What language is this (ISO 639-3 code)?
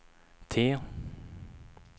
swe